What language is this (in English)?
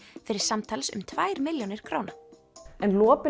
Icelandic